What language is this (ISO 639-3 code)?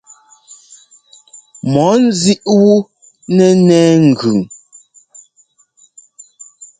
jgo